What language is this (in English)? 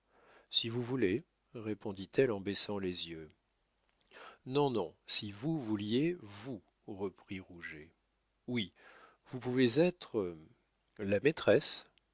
French